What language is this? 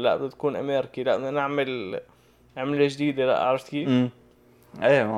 Arabic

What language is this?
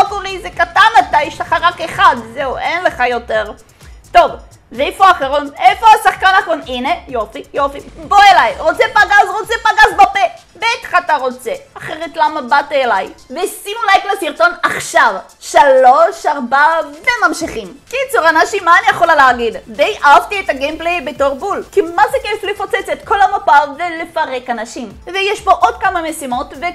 Hebrew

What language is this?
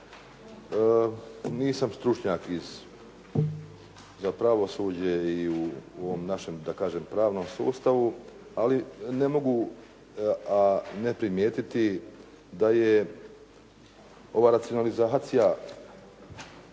Croatian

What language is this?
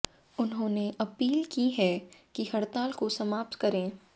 Hindi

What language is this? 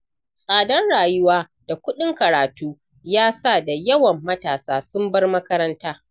Hausa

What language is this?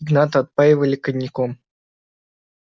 Russian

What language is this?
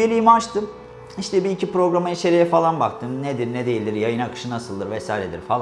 Turkish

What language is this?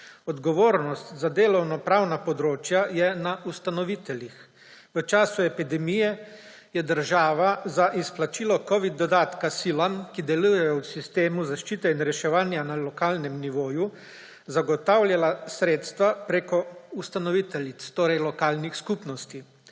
Slovenian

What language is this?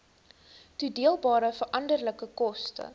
Afrikaans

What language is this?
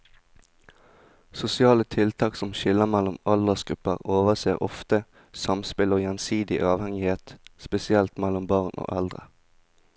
Norwegian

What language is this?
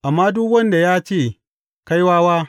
Hausa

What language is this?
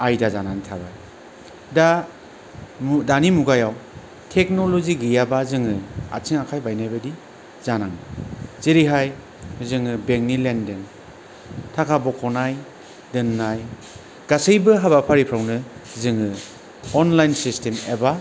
Bodo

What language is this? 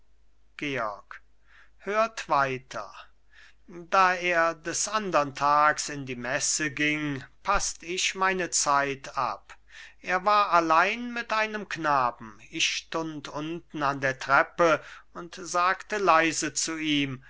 German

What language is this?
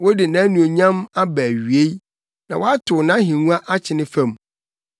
Akan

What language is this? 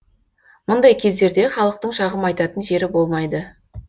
Kazakh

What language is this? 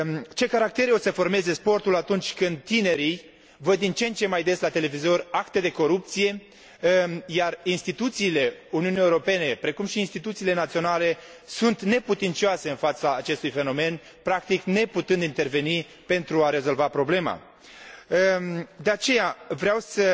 Romanian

